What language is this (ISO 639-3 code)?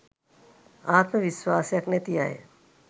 sin